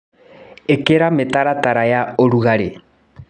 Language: Kikuyu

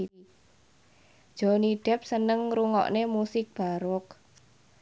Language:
Javanese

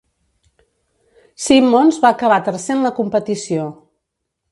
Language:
Catalan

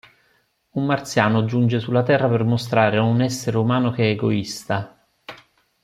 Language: Italian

